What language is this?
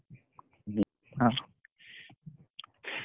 Odia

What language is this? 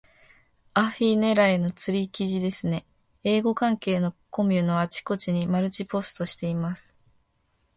Japanese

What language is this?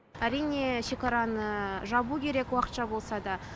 Kazakh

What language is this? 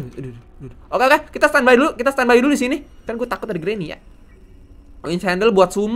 Indonesian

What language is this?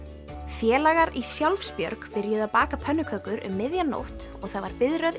Icelandic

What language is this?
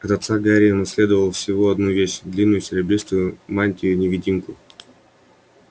Russian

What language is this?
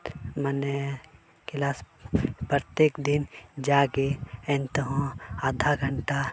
Santali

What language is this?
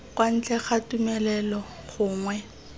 Tswana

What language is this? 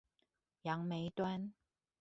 Chinese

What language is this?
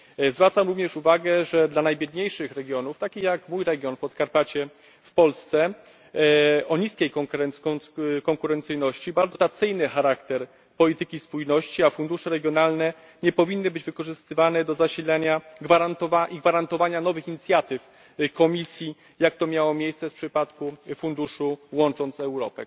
Polish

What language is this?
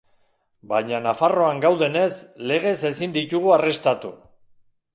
Basque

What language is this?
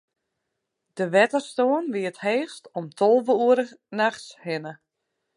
Western Frisian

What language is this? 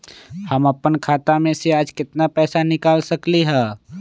Magahi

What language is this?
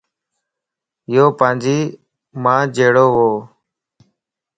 Lasi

